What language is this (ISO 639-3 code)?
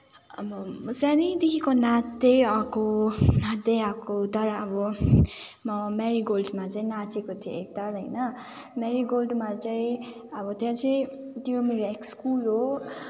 nep